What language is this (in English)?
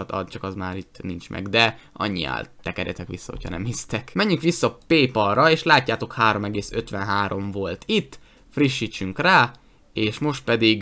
Hungarian